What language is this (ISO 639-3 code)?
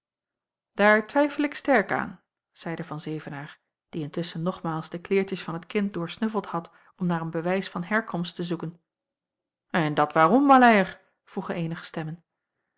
nld